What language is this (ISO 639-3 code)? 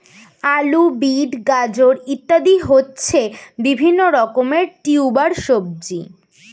ben